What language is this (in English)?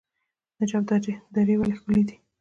Pashto